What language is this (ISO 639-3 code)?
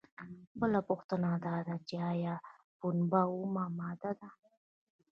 pus